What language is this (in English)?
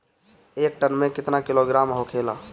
Bhojpuri